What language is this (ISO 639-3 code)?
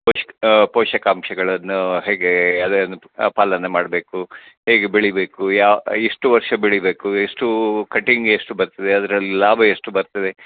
kan